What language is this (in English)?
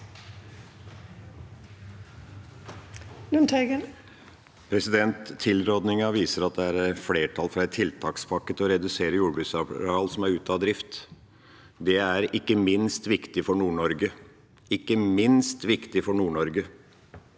Norwegian